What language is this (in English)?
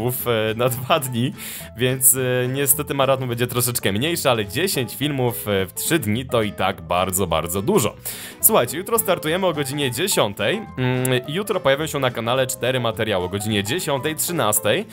Polish